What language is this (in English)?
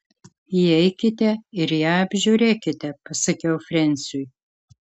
Lithuanian